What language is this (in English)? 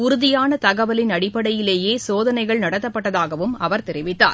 Tamil